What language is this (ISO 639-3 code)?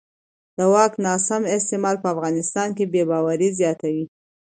pus